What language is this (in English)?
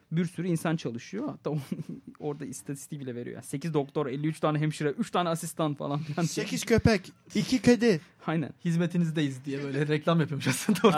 Turkish